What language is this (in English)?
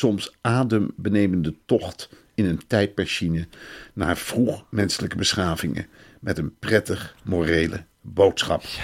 Dutch